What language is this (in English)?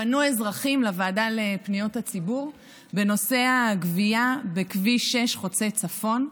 Hebrew